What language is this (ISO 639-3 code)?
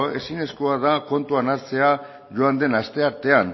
eus